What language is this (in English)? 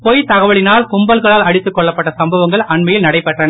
Tamil